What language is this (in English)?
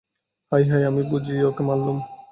Bangla